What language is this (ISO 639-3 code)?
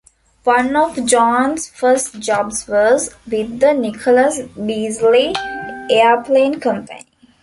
eng